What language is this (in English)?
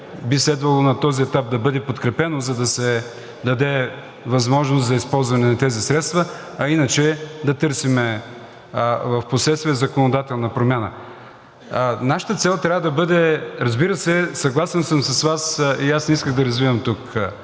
Bulgarian